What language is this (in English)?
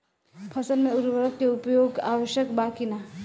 Bhojpuri